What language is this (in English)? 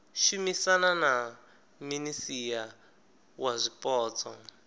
Venda